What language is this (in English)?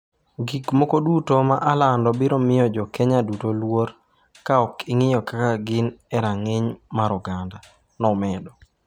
Luo (Kenya and Tanzania)